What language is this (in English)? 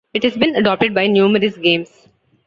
English